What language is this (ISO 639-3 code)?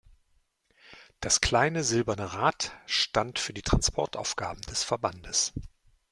deu